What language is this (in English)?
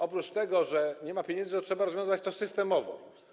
Polish